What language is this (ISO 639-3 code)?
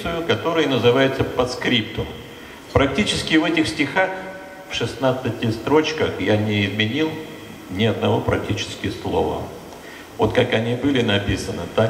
rus